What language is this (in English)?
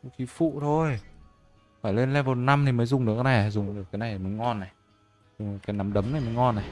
Vietnamese